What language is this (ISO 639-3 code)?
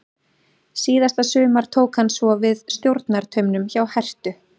isl